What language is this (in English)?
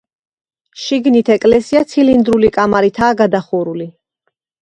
Georgian